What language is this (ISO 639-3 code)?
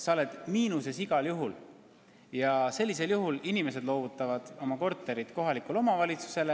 est